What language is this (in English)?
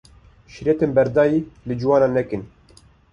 Kurdish